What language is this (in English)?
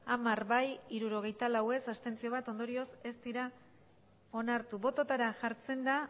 Basque